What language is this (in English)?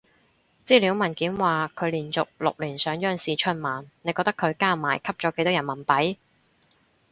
Cantonese